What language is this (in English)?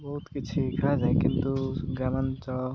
Odia